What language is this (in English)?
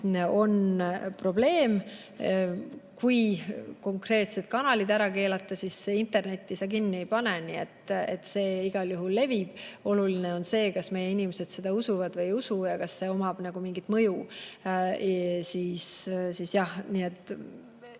Estonian